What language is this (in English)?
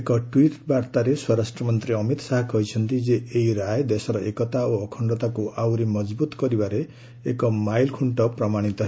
Odia